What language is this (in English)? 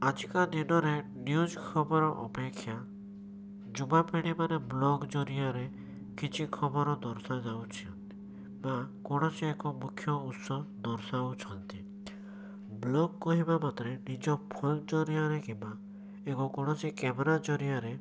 Odia